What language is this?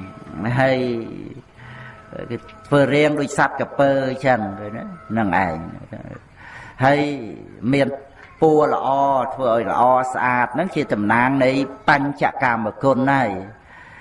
Vietnamese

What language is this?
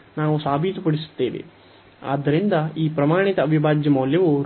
Kannada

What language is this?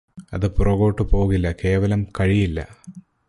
Malayalam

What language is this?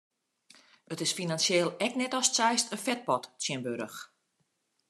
Western Frisian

